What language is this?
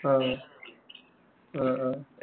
Malayalam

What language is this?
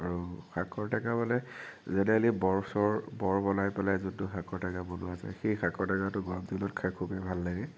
Assamese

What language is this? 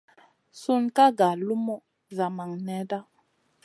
Masana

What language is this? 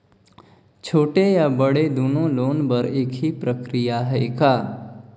Chhattisgarhi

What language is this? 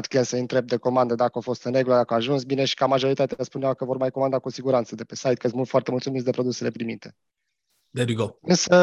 Romanian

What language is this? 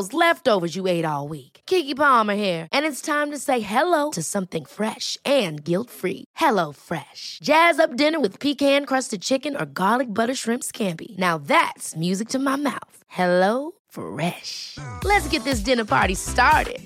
Swedish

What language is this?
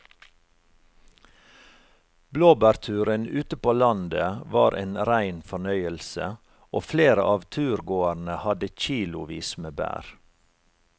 Norwegian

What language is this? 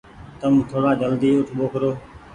Goaria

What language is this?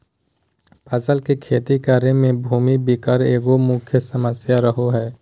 Magahi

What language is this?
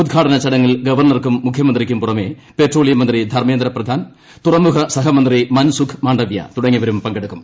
Malayalam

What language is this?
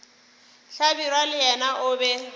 Northern Sotho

